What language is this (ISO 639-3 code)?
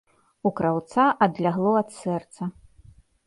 bel